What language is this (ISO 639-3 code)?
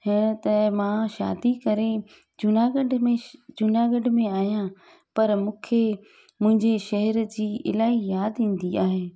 snd